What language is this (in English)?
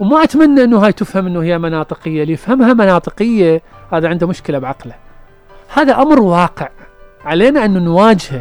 Arabic